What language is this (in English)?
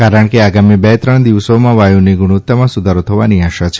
Gujarati